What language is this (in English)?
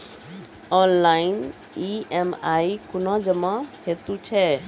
Maithili